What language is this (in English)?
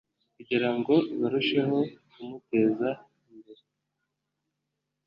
Kinyarwanda